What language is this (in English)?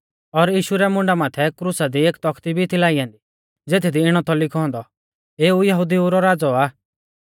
Mahasu Pahari